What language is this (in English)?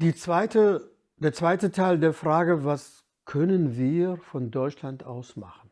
German